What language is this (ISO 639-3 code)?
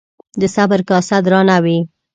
pus